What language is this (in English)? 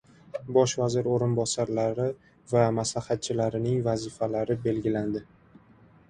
Uzbek